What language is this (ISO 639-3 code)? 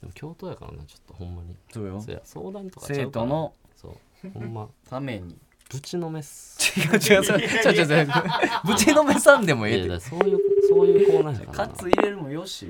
jpn